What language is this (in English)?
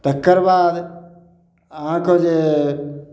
Maithili